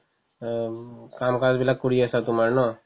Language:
Assamese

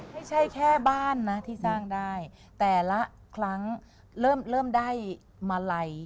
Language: Thai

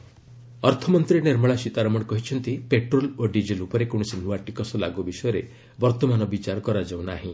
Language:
Odia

